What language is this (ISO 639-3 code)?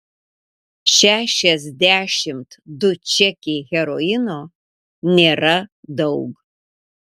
lit